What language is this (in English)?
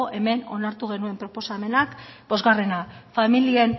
Basque